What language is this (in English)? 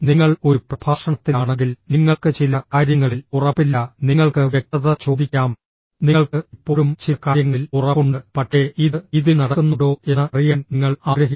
Malayalam